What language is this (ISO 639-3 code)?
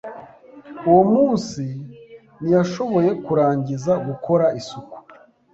kin